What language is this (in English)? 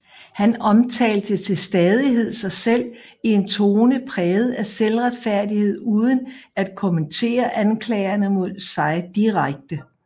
Danish